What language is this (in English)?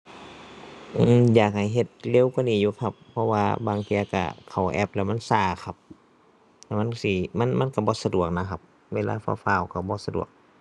Thai